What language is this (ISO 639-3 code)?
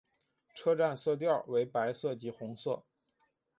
zho